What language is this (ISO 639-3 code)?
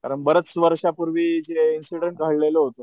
mar